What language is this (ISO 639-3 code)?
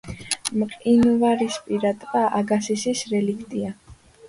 kat